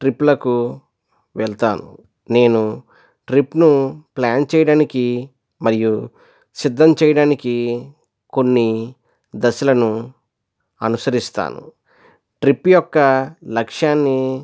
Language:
Telugu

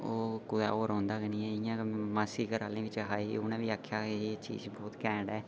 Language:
Dogri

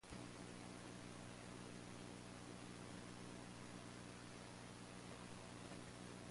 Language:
English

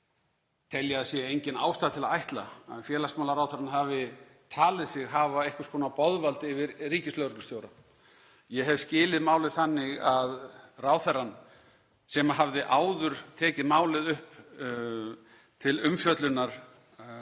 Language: Icelandic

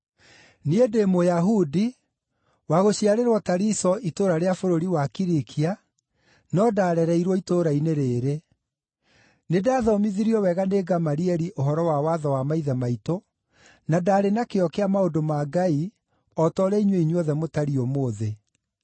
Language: Kikuyu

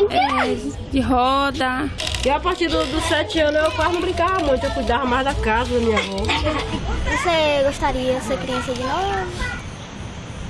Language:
Portuguese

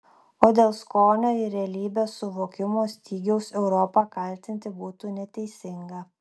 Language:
Lithuanian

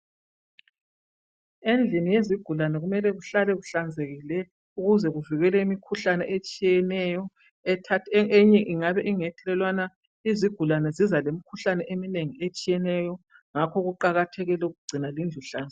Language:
North Ndebele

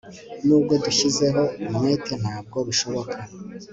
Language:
Kinyarwanda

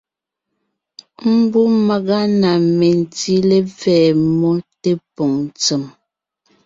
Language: Ngiemboon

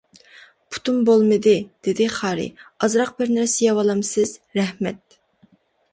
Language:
Uyghur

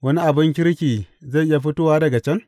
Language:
Hausa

